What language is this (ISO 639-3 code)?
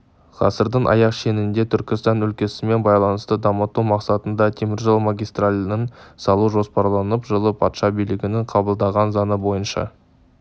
kaz